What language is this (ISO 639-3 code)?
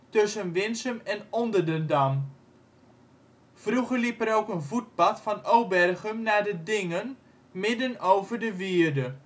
nld